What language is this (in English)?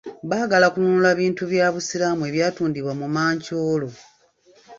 Ganda